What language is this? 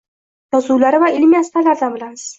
Uzbek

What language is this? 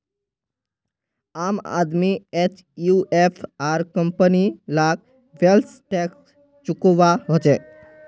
Magahi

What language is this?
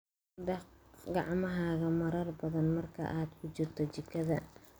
Somali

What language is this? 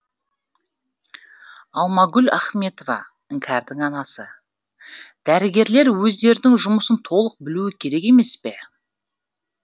Kazakh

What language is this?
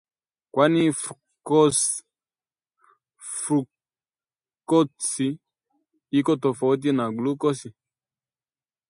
Swahili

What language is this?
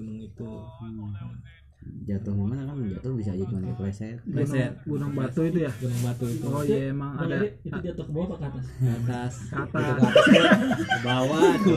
Indonesian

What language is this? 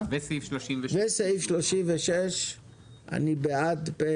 Hebrew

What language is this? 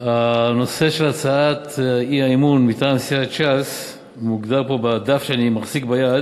Hebrew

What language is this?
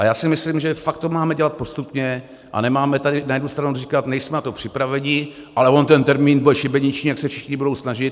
Czech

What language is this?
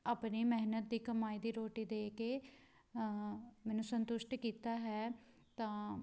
Punjabi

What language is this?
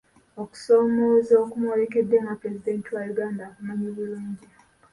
Ganda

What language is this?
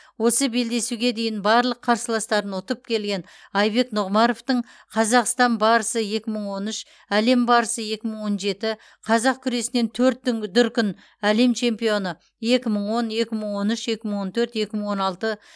Kazakh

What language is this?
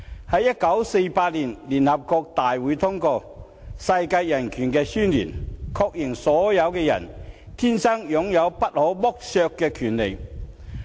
Cantonese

